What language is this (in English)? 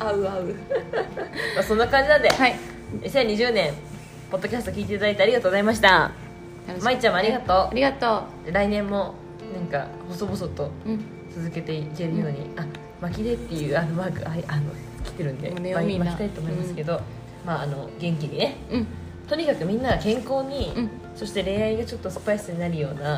Japanese